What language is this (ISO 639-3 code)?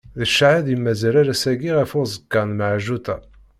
kab